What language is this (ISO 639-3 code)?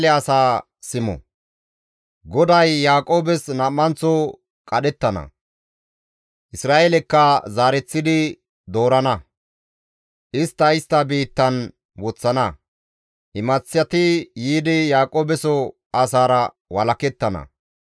gmv